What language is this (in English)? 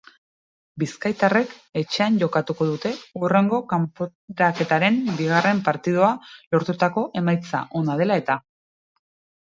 Basque